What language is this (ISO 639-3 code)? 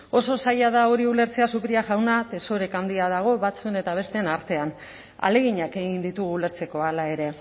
eus